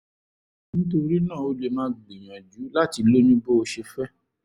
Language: Yoruba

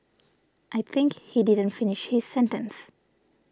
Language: English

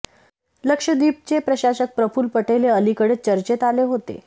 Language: Marathi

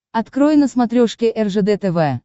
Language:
Russian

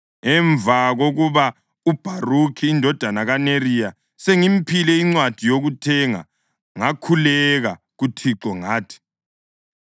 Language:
North Ndebele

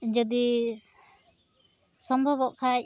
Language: Santali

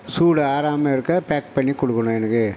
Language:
Tamil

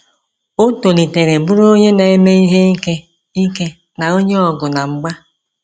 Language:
Igbo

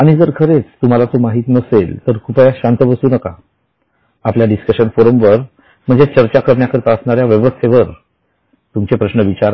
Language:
Marathi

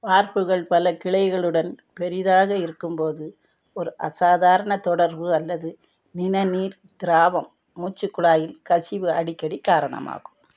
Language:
Tamil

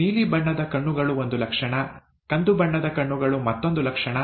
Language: Kannada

